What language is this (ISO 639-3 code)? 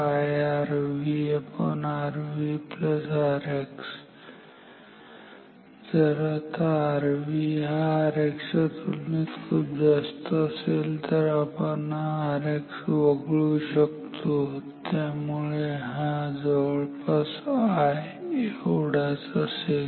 mar